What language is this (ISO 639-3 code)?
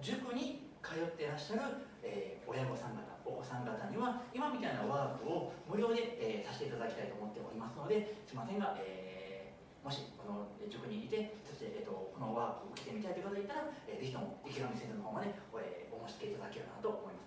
jpn